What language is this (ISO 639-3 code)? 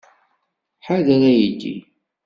kab